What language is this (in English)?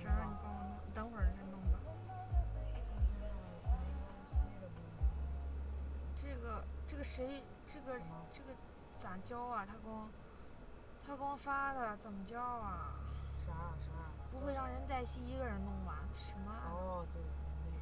Chinese